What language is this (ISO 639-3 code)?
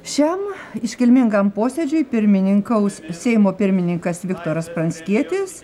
lit